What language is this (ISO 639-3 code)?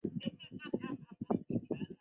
zho